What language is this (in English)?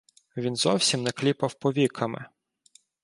Ukrainian